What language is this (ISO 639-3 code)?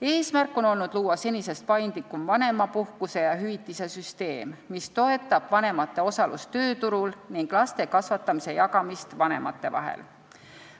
est